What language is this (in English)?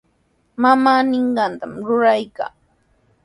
Sihuas Ancash Quechua